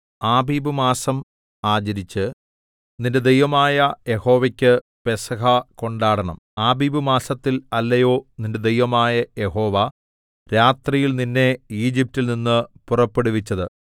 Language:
Malayalam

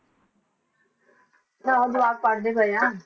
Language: Punjabi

